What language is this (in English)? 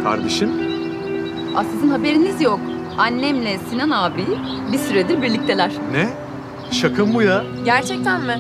Turkish